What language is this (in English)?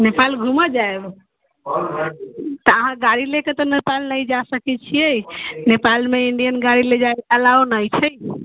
Maithili